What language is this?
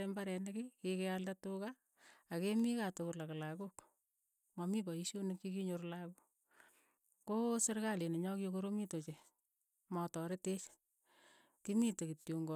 Keiyo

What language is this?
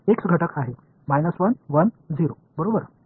Marathi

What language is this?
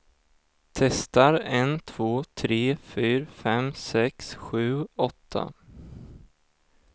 Swedish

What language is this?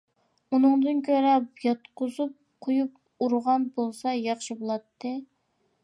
Uyghur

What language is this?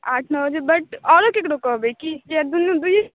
Maithili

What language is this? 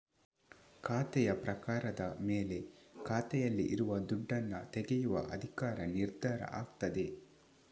Kannada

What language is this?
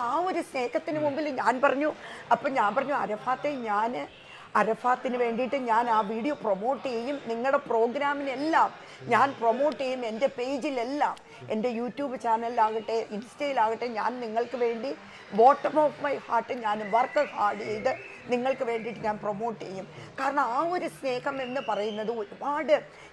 Malayalam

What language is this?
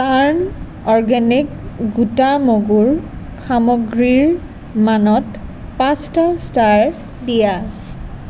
Assamese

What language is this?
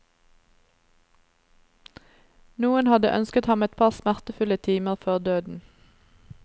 Norwegian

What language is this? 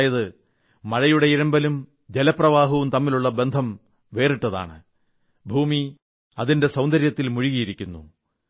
Malayalam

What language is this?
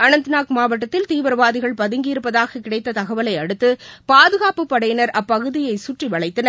Tamil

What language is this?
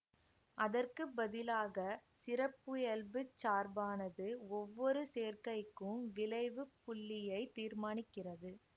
Tamil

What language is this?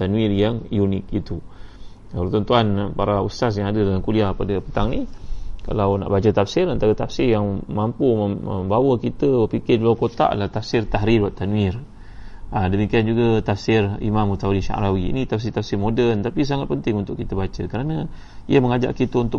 Malay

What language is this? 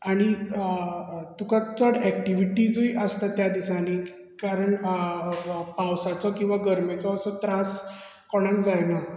Konkani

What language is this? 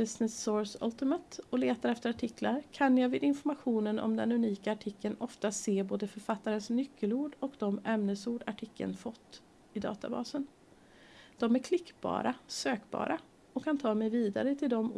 Swedish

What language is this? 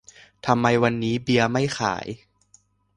Thai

